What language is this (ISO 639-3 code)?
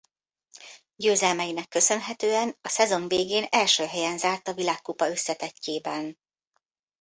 hun